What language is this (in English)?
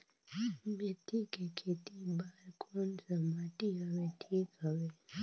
Chhattisgarhi